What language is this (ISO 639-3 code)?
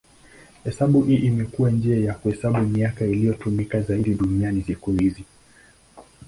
swa